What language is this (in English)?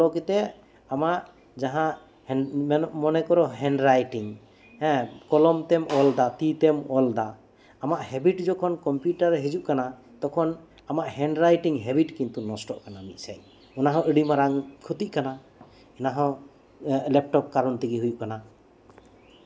Santali